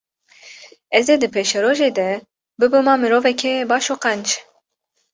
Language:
Kurdish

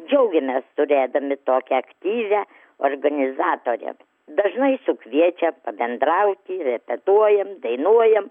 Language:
Lithuanian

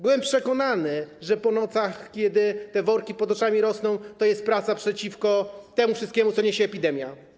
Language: Polish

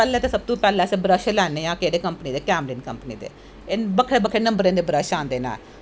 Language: Dogri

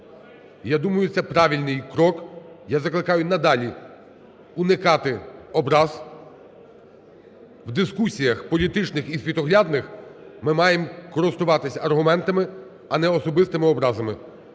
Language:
Ukrainian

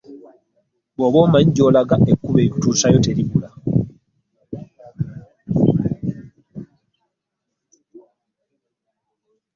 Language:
Ganda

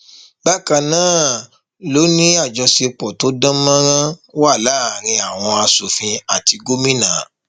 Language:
Yoruba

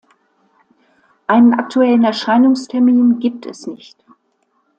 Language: German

